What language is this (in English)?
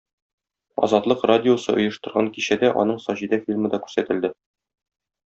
Tatar